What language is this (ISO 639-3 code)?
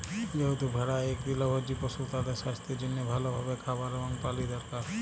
ben